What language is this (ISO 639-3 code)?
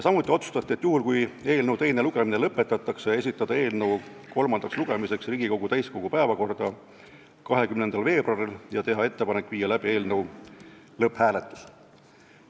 est